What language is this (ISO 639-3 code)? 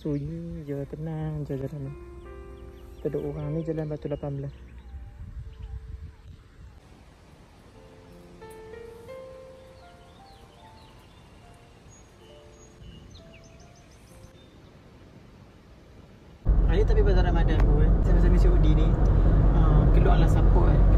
msa